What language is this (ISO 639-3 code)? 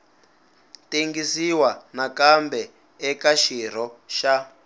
tso